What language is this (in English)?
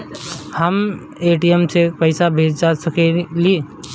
Bhojpuri